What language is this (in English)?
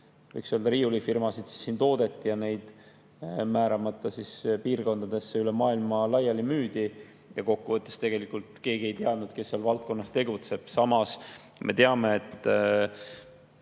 Estonian